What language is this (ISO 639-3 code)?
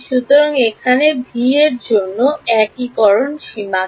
ben